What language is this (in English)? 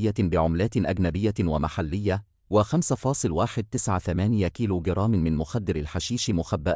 Arabic